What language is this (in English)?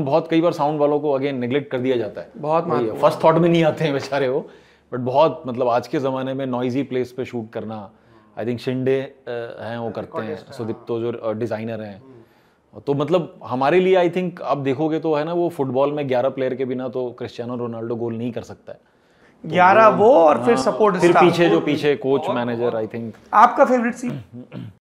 Hindi